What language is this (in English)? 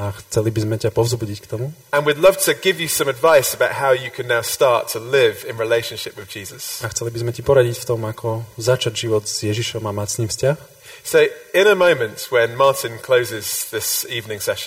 Slovak